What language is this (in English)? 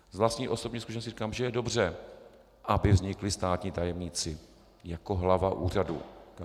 Czech